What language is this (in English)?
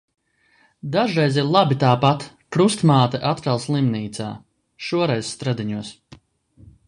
Latvian